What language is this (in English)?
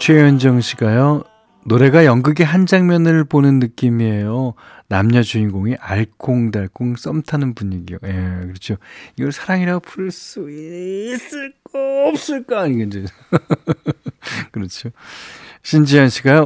Korean